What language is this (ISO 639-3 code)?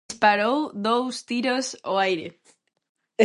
glg